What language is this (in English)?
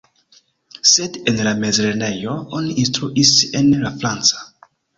Esperanto